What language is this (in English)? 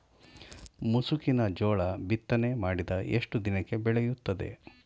Kannada